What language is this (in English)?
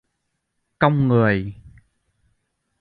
Vietnamese